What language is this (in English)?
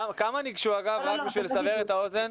Hebrew